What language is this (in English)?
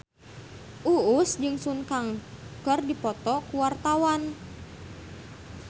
Sundanese